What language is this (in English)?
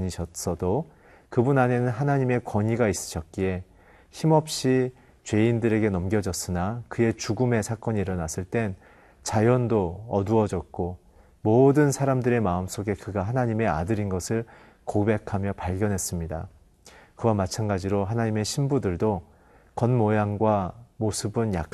Korean